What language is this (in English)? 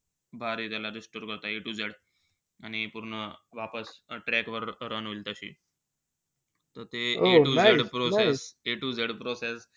Marathi